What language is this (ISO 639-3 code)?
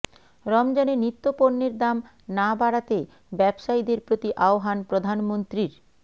ben